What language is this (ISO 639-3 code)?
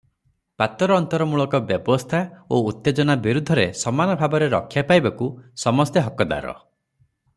ori